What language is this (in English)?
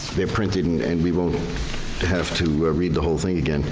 English